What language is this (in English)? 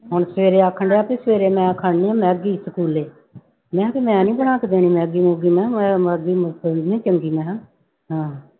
Punjabi